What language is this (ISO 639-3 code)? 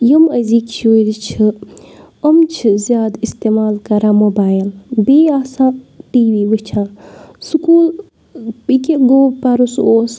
kas